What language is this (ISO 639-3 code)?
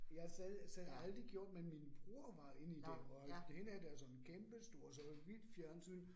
dan